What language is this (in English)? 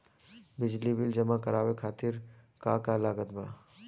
Bhojpuri